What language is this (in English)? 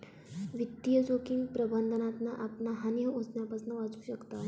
Marathi